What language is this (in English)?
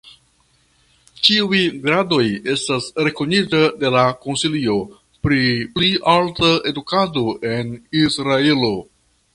Esperanto